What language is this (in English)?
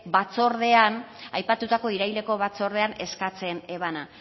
Basque